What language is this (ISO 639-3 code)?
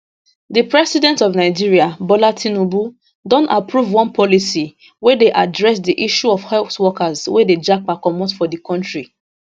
pcm